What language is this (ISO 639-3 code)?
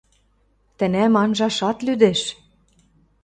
mrj